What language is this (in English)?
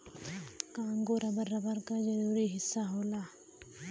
Bhojpuri